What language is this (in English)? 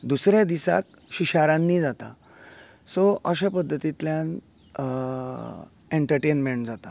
Konkani